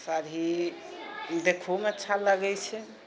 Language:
Maithili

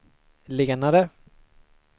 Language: Swedish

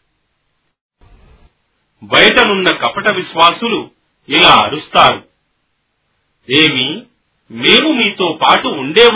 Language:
Telugu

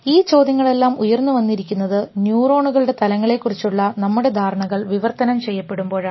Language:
Malayalam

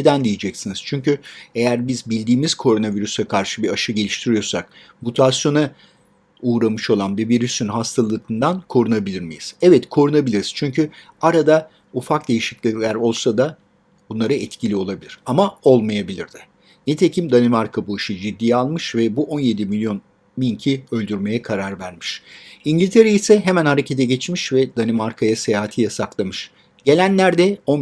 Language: Turkish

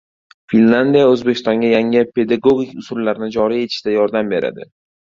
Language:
Uzbek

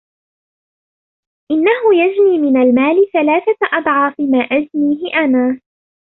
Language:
Arabic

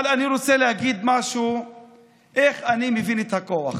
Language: Hebrew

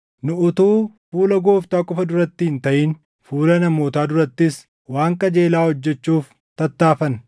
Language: Oromo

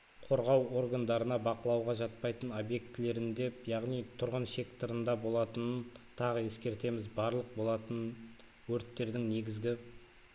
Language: Kazakh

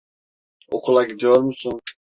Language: Turkish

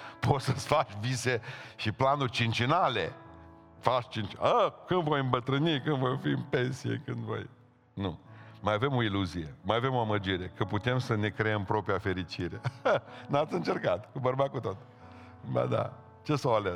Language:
Romanian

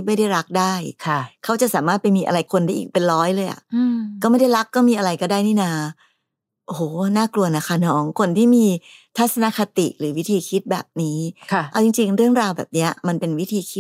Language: Thai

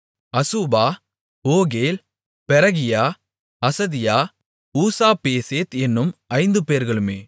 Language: Tamil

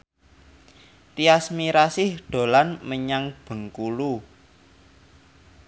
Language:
Javanese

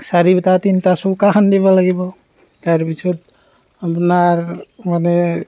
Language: Assamese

